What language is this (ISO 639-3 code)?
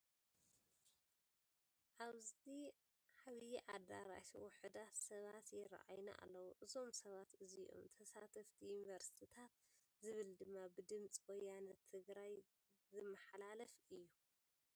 tir